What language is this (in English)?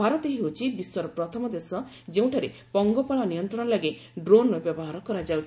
Odia